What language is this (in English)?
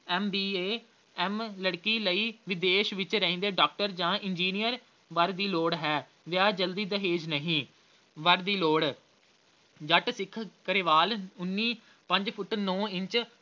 Punjabi